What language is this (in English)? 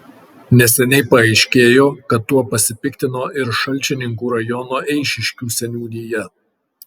Lithuanian